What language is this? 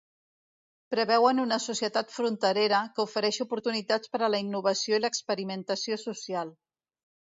Catalan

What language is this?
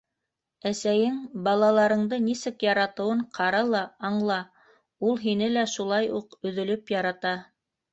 Bashkir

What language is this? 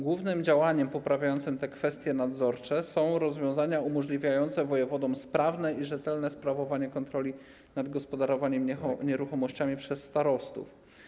Polish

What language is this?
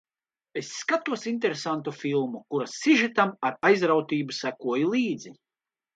Latvian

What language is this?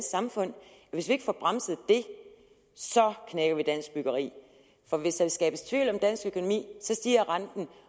Danish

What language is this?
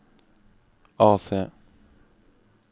Norwegian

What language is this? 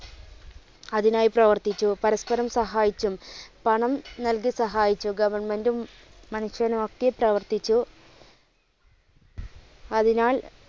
Malayalam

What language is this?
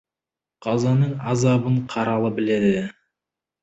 Kazakh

